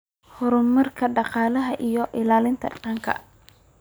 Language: Somali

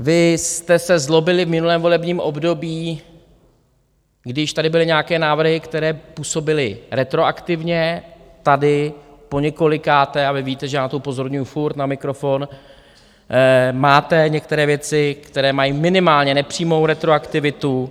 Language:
Czech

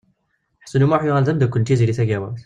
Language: Kabyle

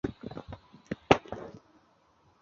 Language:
Chinese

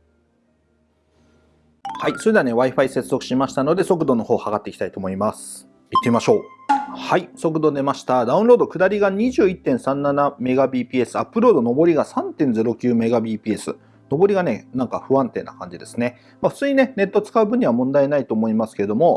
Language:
Japanese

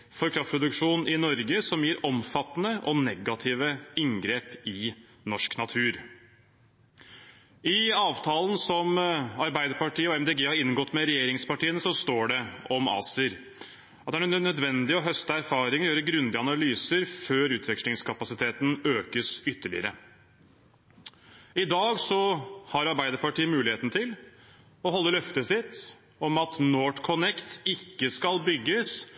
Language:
Norwegian Bokmål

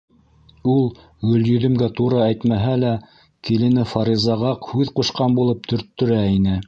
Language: Bashkir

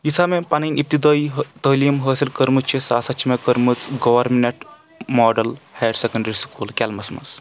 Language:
Kashmiri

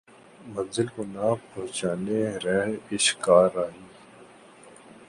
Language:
Urdu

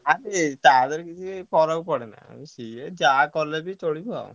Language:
Odia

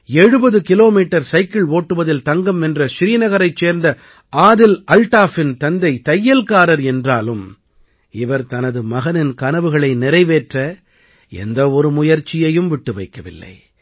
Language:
Tamil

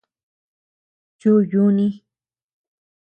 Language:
Tepeuxila Cuicatec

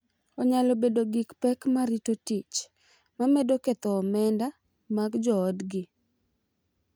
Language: Luo (Kenya and Tanzania)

